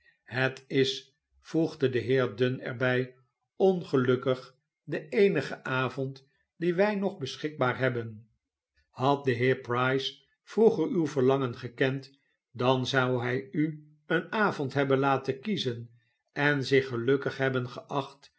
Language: Dutch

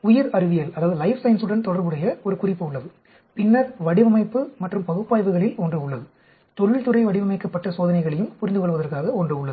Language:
Tamil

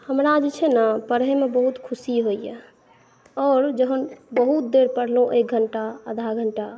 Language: Maithili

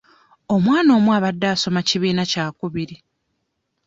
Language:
Ganda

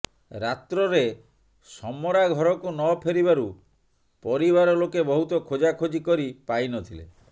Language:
Odia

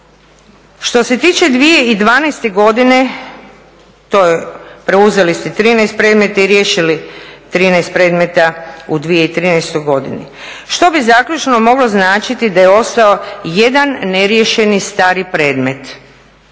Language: Croatian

